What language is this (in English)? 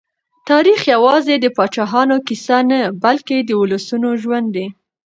Pashto